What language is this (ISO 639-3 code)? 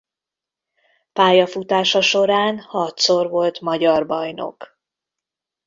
hun